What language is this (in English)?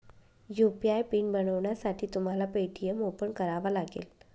Marathi